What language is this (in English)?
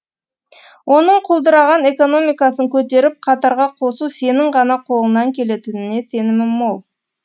Kazakh